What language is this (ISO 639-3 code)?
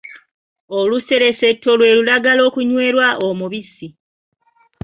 lug